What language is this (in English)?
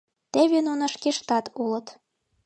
Mari